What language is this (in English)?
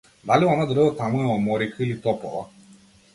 Macedonian